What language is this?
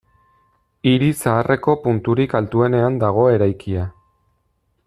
Basque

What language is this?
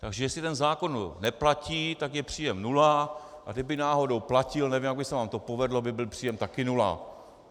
Czech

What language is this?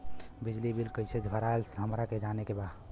Bhojpuri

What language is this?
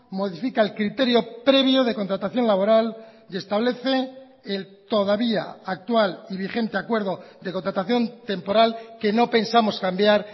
Spanish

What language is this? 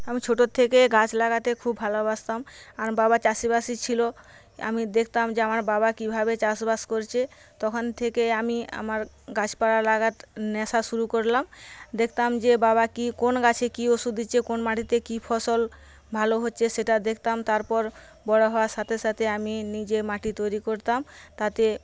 Bangla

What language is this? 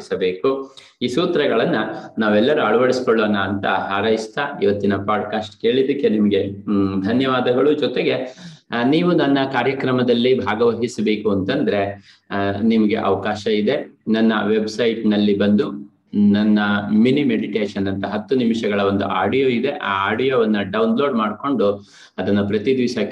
Kannada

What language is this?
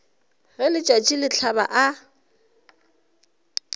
Northern Sotho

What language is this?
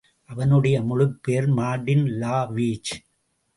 Tamil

